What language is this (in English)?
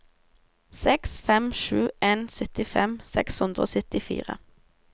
Norwegian